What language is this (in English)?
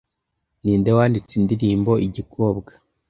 Kinyarwanda